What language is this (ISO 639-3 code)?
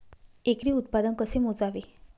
mar